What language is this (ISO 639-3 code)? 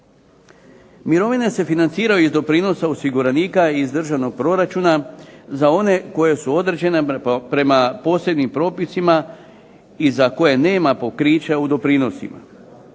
hrv